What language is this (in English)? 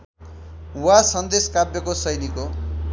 Nepali